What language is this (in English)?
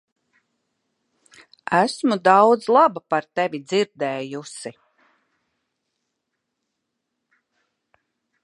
Latvian